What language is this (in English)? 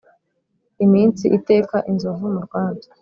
Kinyarwanda